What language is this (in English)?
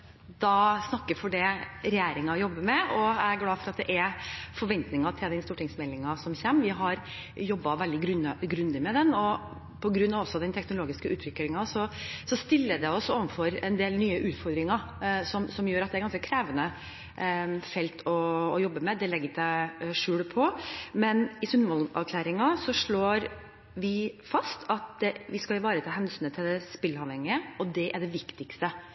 Norwegian Bokmål